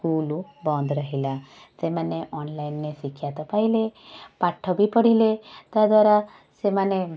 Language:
Odia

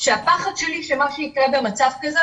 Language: Hebrew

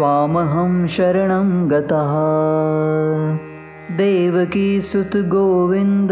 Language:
Marathi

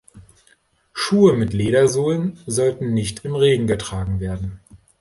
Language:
German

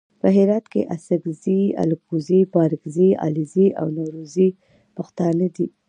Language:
Pashto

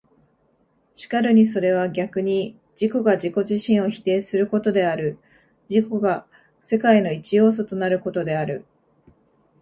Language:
Japanese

